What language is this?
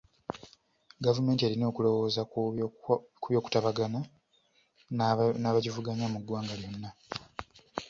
Ganda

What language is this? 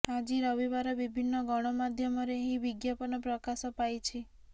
Odia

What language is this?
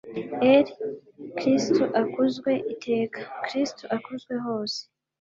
Kinyarwanda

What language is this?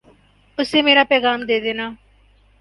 Urdu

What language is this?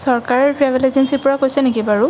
Assamese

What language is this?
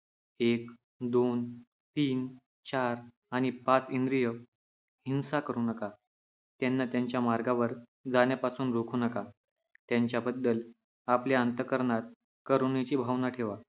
Marathi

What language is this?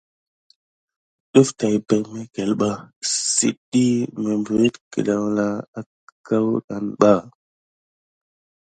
Gidar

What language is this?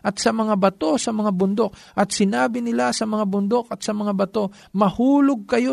Filipino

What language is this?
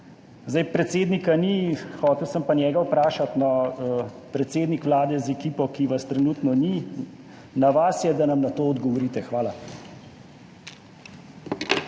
Slovenian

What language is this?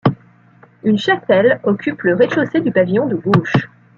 French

